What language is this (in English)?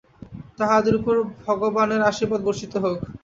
Bangla